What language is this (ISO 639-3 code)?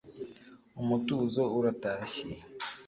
kin